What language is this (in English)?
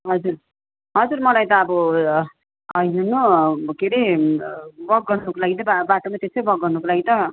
Nepali